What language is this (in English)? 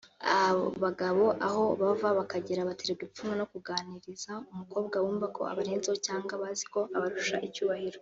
Kinyarwanda